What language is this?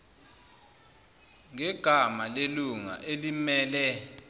Zulu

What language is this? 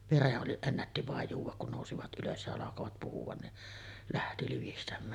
Finnish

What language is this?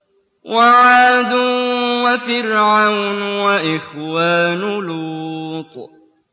Arabic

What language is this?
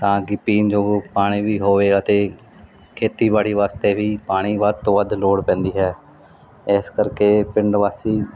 Punjabi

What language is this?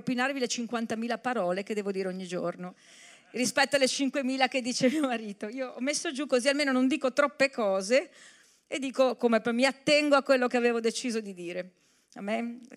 Italian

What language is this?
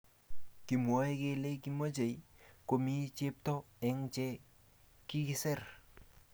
Kalenjin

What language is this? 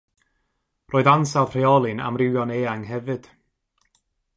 Welsh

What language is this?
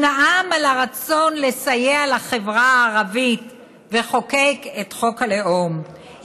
Hebrew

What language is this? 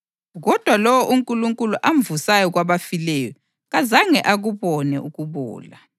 North Ndebele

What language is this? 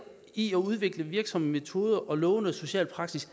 Danish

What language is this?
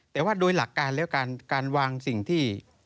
Thai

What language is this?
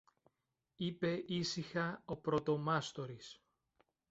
Greek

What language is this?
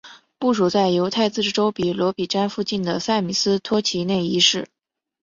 Chinese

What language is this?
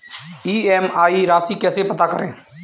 Hindi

